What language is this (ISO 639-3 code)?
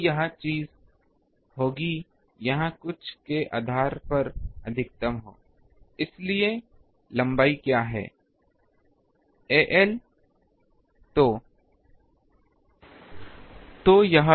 hin